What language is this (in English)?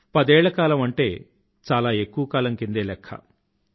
Telugu